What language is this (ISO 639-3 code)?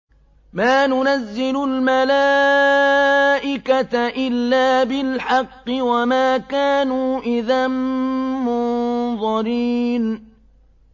ara